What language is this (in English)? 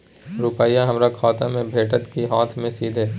Maithili